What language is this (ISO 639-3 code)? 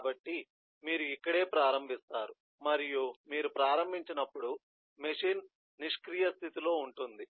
tel